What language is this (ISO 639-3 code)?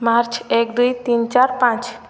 ori